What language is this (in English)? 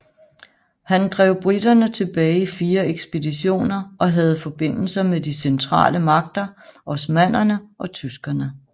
Danish